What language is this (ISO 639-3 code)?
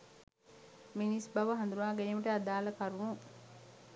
sin